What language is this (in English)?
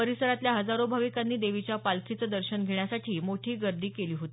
Marathi